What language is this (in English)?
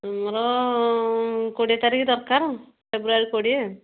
Odia